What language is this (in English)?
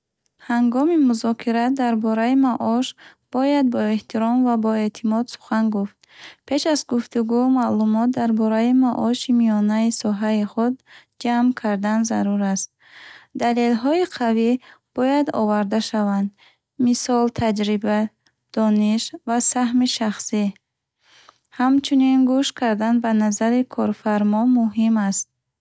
Bukharic